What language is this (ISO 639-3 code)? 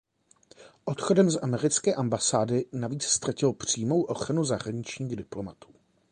ces